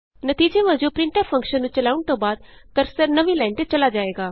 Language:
Punjabi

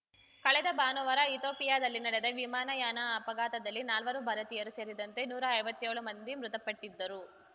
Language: Kannada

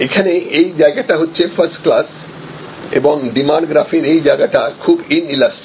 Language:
Bangla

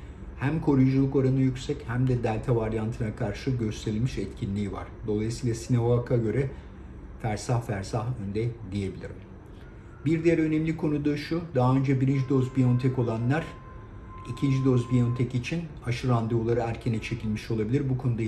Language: Turkish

